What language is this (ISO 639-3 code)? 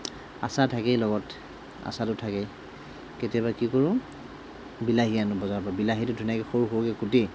asm